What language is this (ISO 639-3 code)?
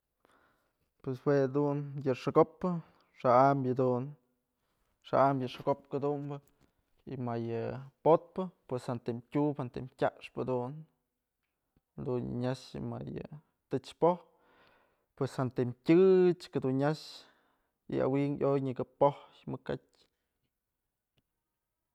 mzl